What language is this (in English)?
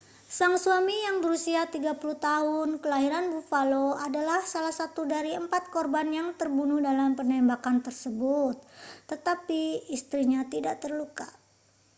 Indonesian